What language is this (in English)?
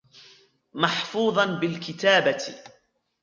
Arabic